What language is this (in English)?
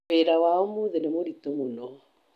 Kikuyu